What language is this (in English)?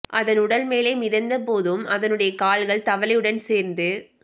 Tamil